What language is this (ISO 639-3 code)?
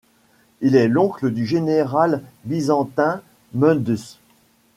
fra